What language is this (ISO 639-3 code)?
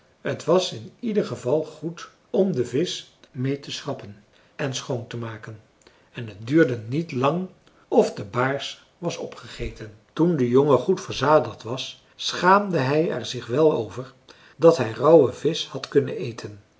nld